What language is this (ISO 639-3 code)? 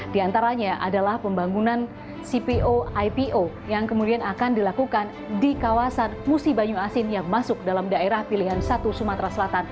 ind